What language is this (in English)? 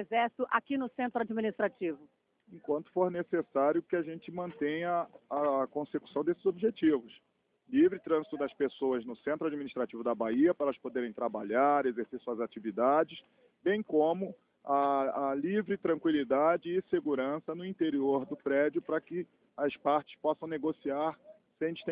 Portuguese